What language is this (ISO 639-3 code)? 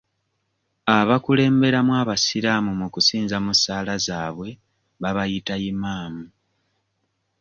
lug